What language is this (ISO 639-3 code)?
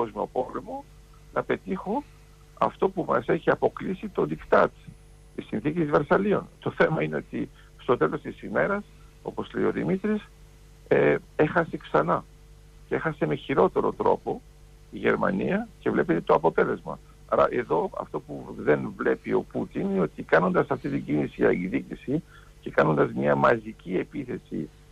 ell